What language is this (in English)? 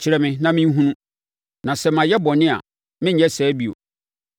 Akan